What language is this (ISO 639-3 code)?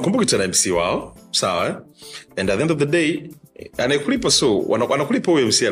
swa